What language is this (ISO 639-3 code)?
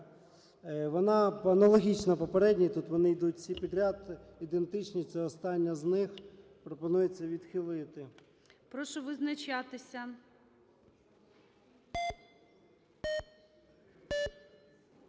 ukr